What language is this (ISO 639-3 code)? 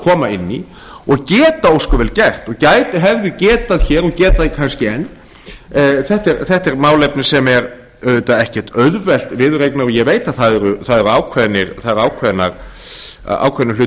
isl